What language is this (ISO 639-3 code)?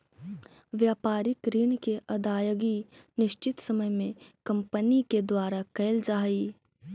mag